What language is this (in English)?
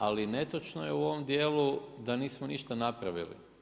Croatian